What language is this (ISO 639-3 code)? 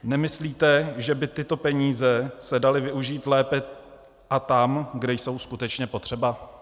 ces